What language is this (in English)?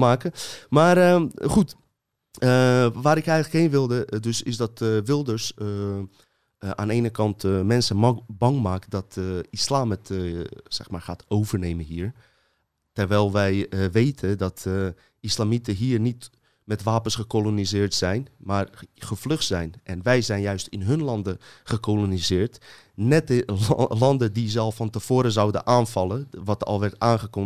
Dutch